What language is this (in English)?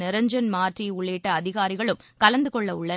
Tamil